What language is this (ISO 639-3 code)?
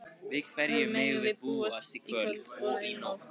isl